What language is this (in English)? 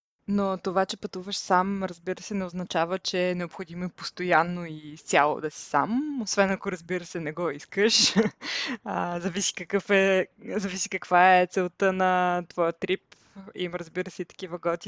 Bulgarian